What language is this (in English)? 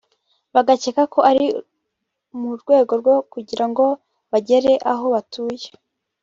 Kinyarwanda